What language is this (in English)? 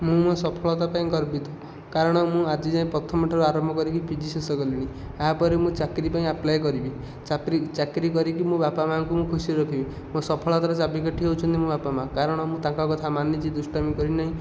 Odia